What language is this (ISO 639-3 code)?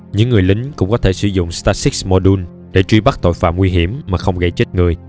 vie